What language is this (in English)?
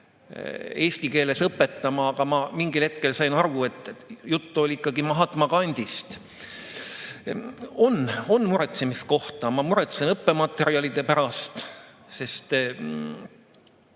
Estonian